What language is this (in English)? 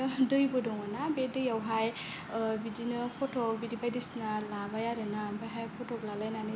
Bodo